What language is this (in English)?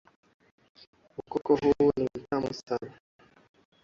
Swahili